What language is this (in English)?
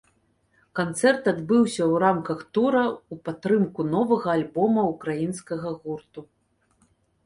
Belarusian